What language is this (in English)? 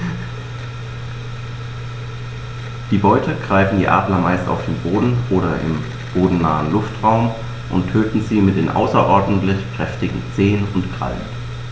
German